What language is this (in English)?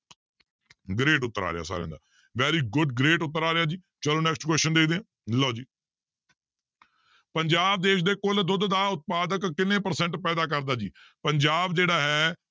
Punjabi